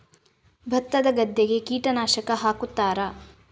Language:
Kannada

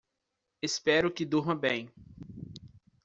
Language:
Portuguese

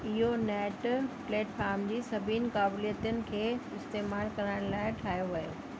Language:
Sindhi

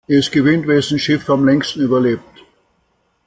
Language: German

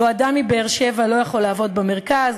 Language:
Hebrew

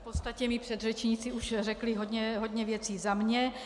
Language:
Czech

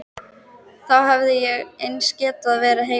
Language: Icelandic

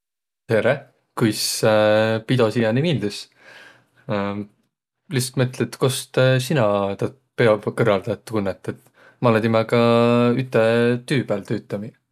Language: Võro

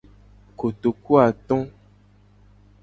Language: Gen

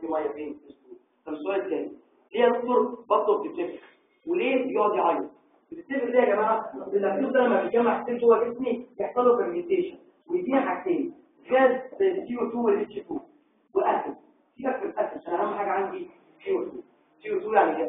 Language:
Arabic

